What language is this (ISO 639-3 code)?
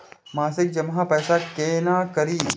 mai